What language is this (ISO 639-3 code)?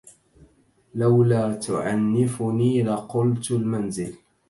ara